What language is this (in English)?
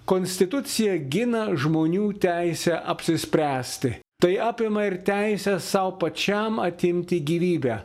Lithuanian